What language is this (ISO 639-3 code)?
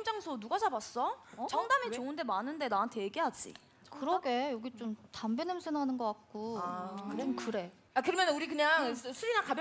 kor